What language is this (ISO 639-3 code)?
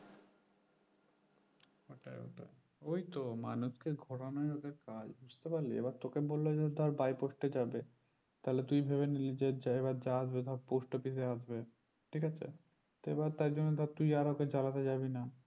ben